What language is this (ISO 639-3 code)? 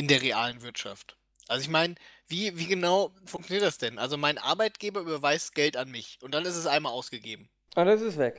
deu